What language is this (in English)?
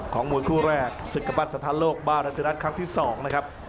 Thai